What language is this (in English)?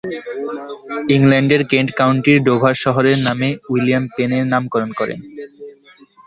Bangla